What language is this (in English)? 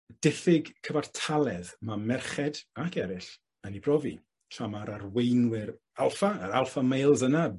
Welsh